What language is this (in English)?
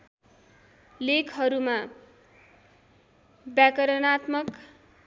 Nepali